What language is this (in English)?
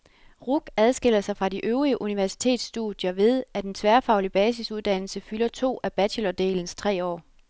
Danish